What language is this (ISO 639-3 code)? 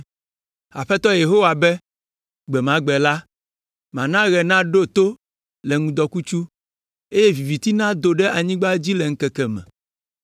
ewe